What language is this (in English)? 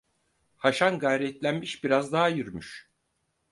Turkish